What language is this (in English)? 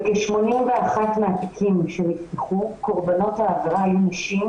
Hebrew